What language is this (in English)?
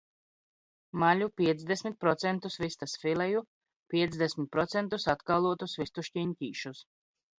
Latvian